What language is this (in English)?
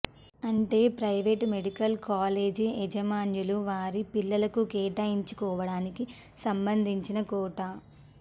Telugu